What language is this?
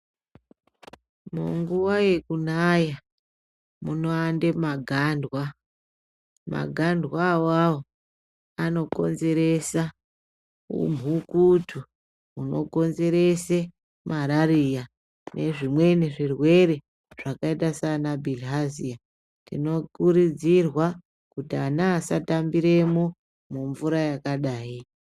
Ndau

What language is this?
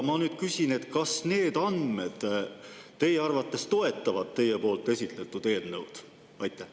Estonian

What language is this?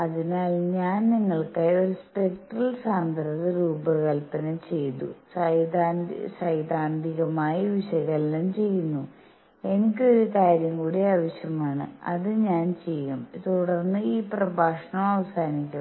Malayalam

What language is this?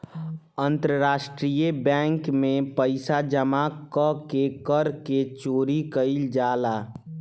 Bhojpuri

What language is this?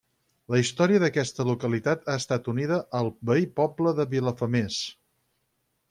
Catalan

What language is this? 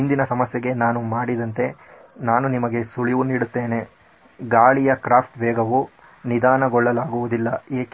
Kannada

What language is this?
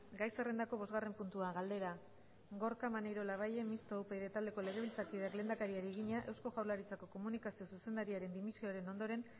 Basque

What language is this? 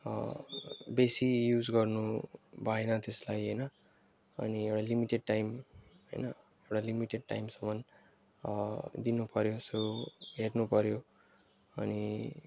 Nepali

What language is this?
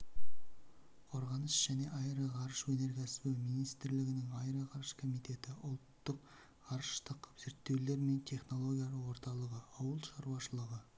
Kazakh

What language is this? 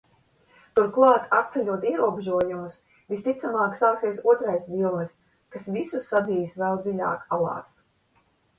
Latvian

